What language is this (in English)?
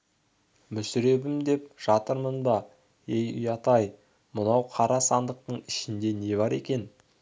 Kazakh